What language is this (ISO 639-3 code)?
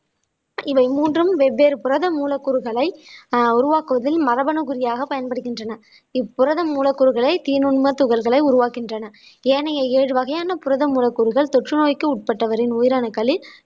tam